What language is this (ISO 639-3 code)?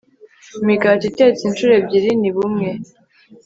kin